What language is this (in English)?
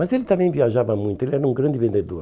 Portuguese